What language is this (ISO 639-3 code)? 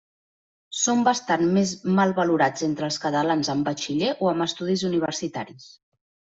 cat